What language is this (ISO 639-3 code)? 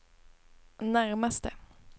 swe